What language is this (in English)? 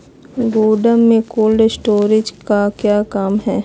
Magahi